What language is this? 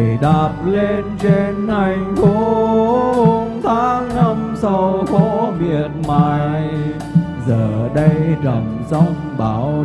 Vietnamese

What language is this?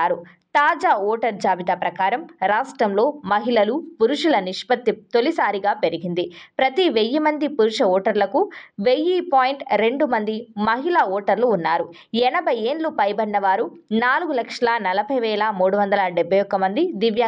Arabic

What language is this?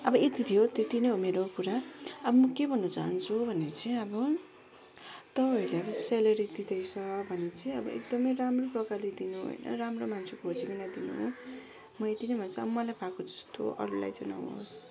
Nepali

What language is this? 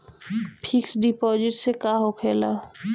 Bhojpuri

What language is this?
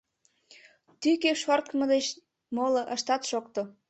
Mari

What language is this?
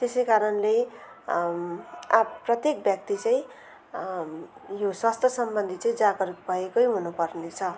Nepali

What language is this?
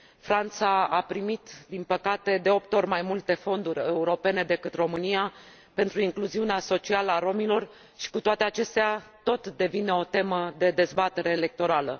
Romanian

